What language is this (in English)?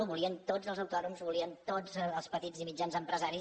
Catalan